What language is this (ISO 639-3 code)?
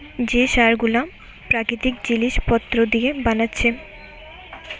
ben